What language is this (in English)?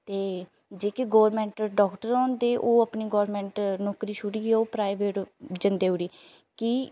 Dogri